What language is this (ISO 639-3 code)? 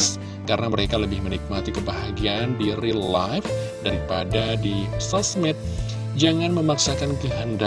ind